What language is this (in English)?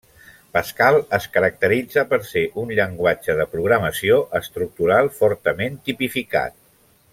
Catalan